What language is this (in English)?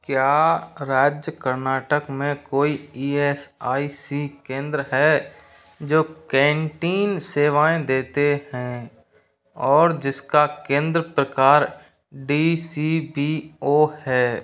Hindi